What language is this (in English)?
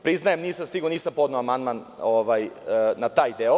Serbian